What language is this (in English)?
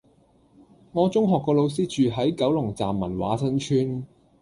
Cantonese